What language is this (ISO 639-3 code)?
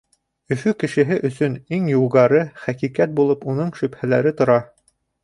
bak